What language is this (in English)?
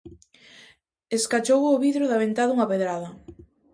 Galician